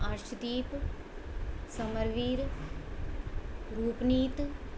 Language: Punjabi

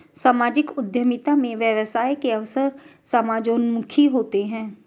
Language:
Hindi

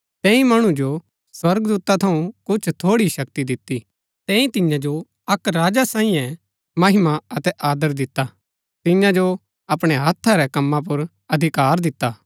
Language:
Gaddi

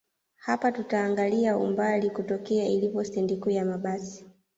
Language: Swahili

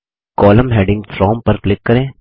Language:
Hindi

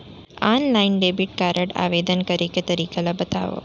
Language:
Chhattisgarhi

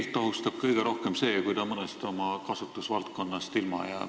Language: Estonian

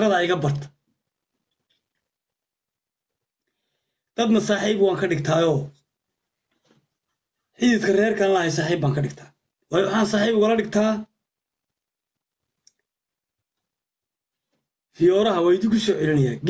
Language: Arabic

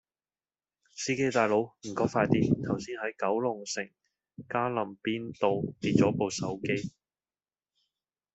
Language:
Cantonese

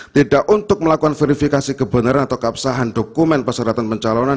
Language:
Indonesian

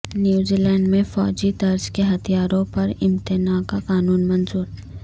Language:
Urdu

